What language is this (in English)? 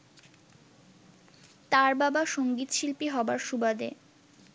Bangla